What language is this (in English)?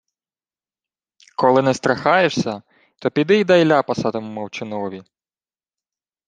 Ukrainian